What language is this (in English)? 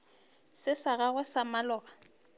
Northern Sotho